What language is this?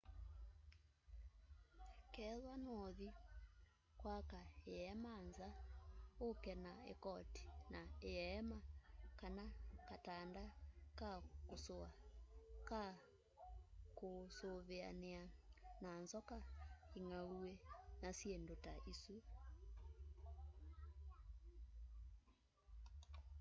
Kamba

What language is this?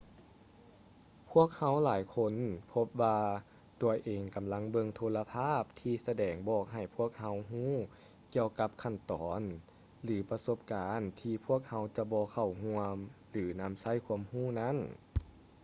Lao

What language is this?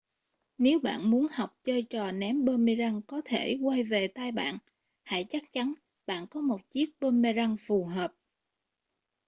Vietnamese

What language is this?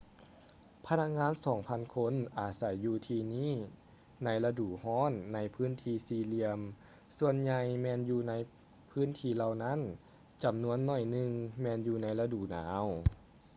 Lao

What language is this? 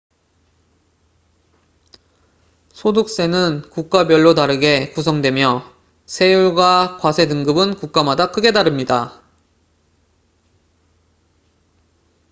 Korean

